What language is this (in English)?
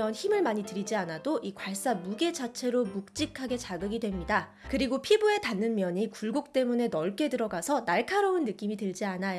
Korean